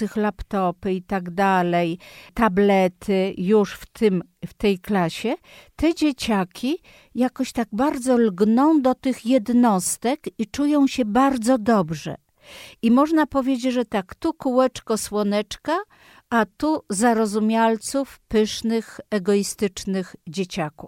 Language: Polish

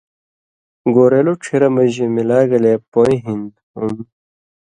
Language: Indus Kohistani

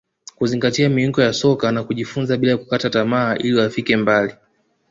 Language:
Swahili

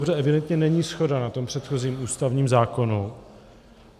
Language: Czech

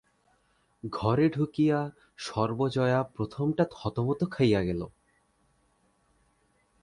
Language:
Bangla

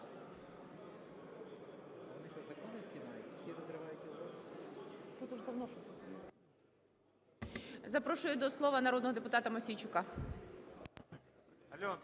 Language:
Ukrainian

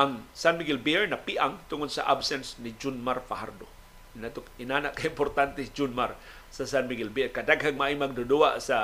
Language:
Filipino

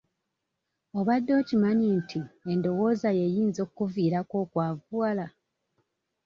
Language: Ganda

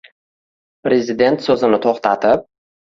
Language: Uzbek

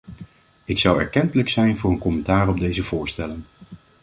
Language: Dutch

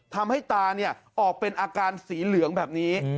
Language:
Thai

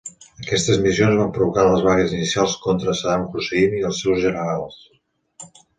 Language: Catalan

